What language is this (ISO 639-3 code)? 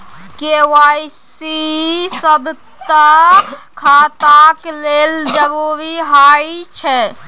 mai